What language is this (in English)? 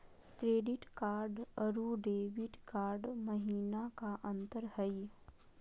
Magahi